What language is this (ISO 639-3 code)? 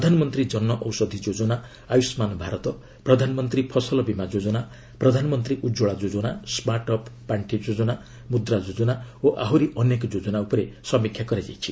ori